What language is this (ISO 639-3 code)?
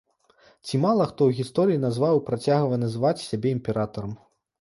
bel